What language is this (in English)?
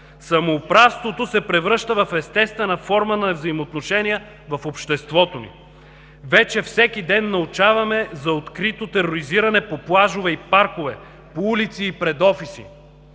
Bulgarian